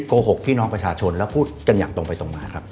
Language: Thai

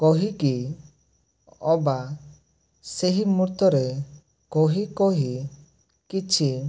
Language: Odia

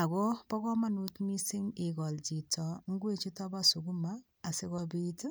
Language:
Kalenjin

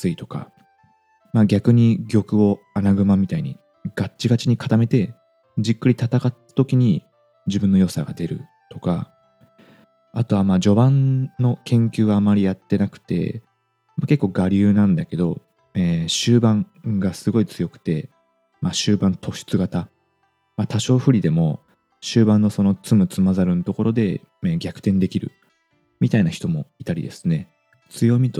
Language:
Japanese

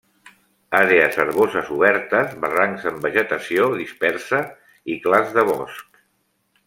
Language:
Catalan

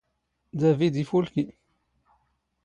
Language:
Standard Moroccan Tamazight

